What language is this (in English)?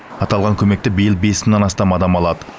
Kazakh